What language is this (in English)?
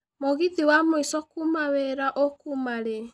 Kikuyu